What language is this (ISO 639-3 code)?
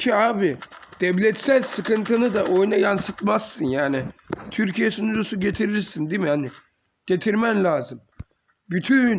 tur